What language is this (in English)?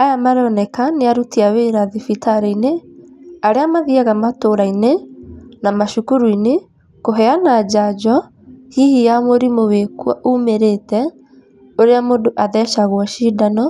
Kikuyu